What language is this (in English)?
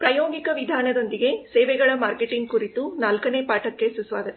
Kannada